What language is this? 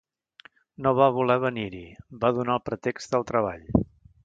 Catalan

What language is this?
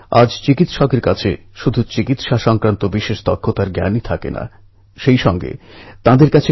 Bangla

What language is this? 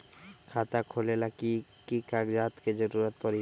Magahi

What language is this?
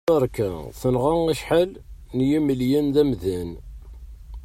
Kabyle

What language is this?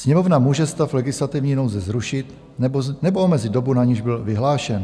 Czech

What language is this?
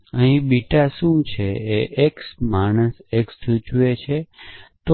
Gujarati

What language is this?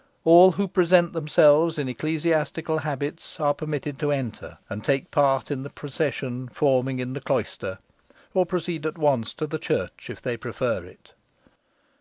English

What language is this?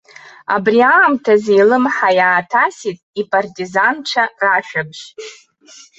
Abkhazian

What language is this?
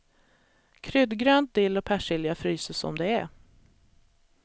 Swedish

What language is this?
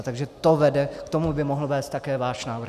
Czech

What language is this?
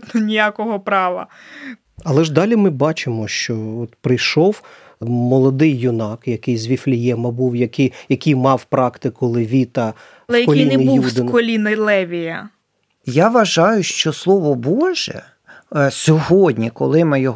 Ukrainian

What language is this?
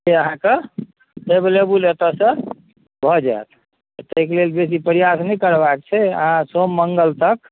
Maithili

